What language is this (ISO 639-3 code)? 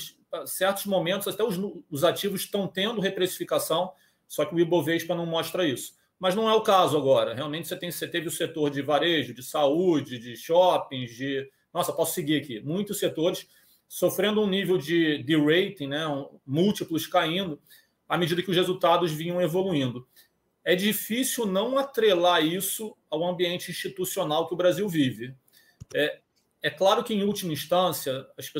por